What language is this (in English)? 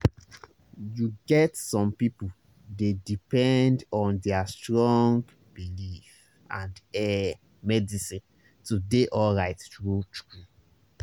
Nigerian Pidgin